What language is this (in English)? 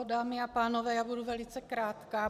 Czech